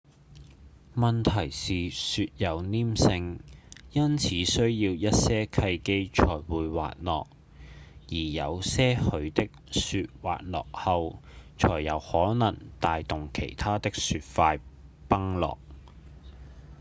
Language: Cantonese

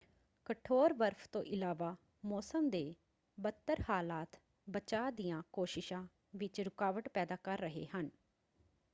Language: Punjabi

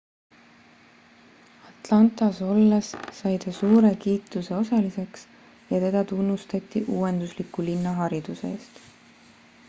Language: Estonian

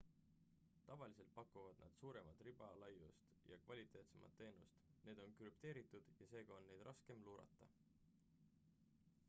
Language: Estonian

